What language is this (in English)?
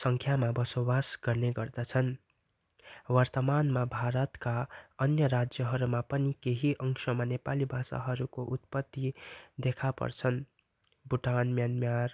Nepali